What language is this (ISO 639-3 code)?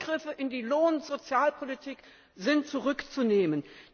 deu